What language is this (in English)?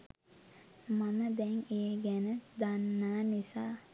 Sinhala